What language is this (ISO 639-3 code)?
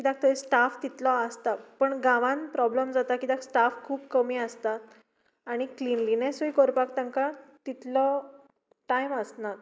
kok